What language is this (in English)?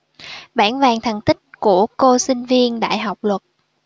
Vietnamese